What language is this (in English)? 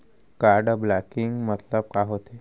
Chhattisgarhi